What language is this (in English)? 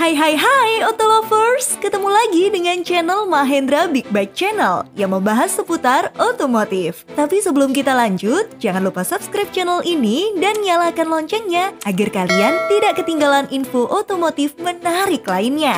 Indonesian